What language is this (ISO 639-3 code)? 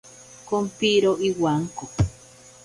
prq